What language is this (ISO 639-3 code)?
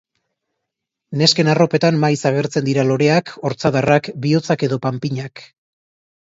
eus